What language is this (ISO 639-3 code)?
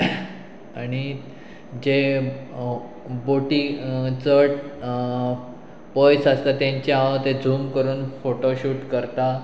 kok